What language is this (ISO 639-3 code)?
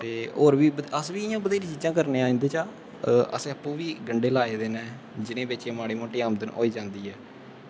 doi